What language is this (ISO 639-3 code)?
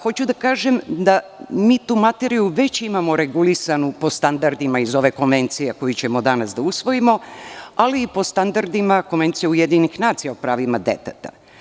srp